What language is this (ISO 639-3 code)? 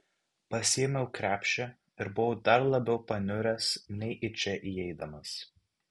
lit